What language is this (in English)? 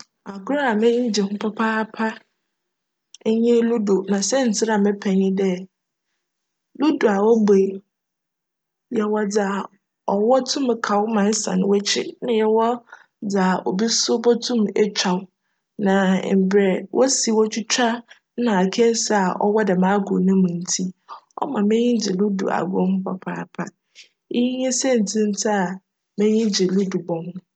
Akan